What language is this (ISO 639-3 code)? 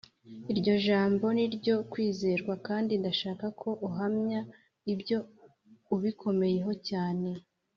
kin